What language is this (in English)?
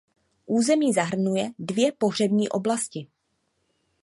Czech